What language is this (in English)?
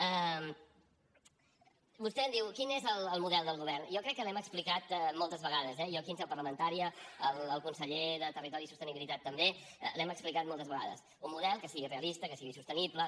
Catalan